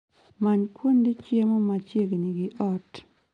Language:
Luo (Kenya and Tanzania)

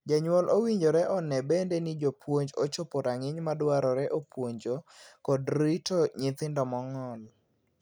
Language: Luo (Kenya and Tanzania)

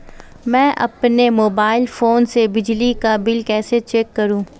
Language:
Hindi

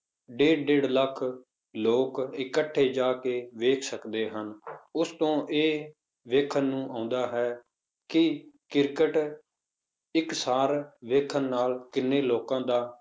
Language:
Punjabi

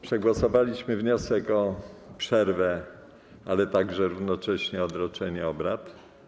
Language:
Polish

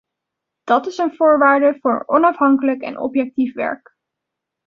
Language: Dutch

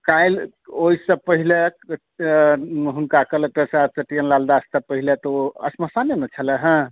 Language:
Maithili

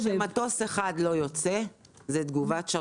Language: Hebrew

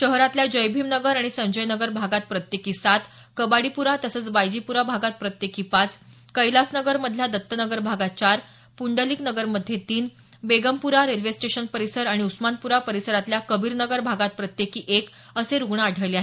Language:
Marathi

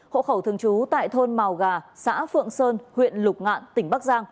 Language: Vietnamese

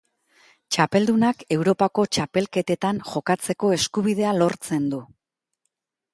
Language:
Basque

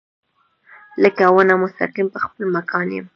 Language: Pashto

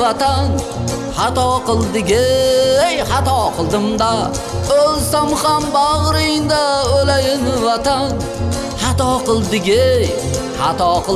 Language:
Uzbek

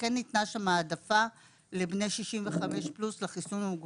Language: Hebrew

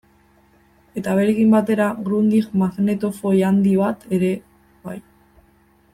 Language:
Basque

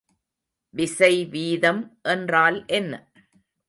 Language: Tamil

